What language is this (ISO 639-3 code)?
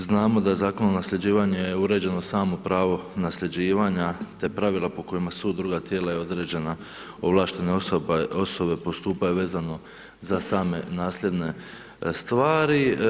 hrv